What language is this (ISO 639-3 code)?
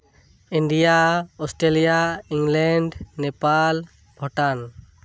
sat